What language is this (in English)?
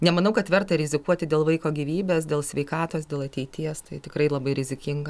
Lithuanian